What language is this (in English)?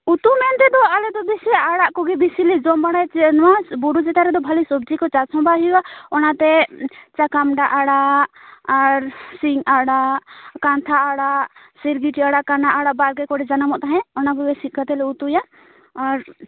Santali